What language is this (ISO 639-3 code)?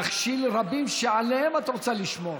heb